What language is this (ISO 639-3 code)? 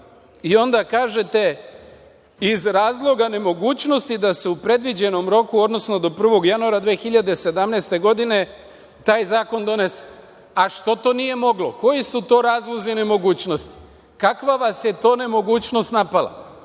srp